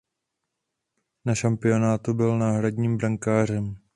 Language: Czech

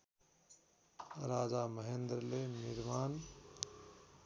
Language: Nepali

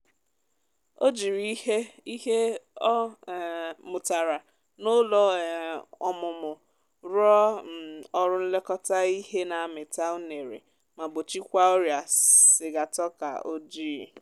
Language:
Igbo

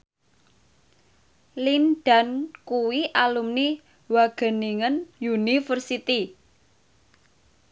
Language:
Javanese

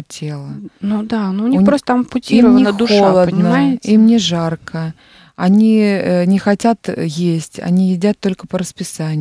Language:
Russian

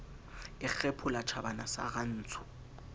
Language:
Southern Sotho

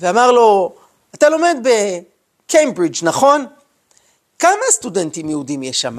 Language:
Hebrew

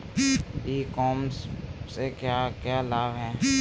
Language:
Hindi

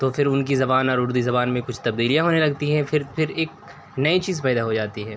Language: Urdu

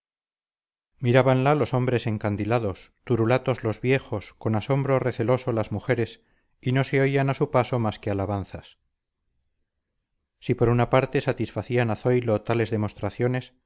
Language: Spanish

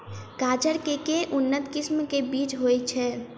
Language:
Maithili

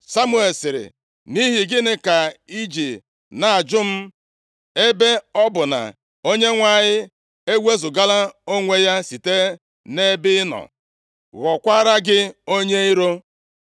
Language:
Igbo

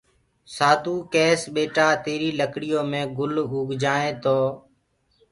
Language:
Gurgula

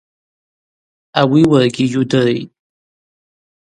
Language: Abaza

